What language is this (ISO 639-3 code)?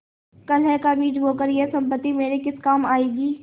hin